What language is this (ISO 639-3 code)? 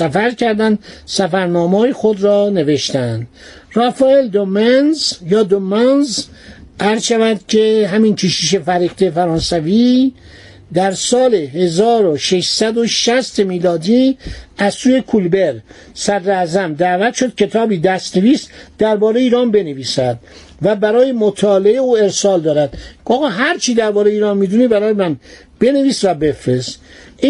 fas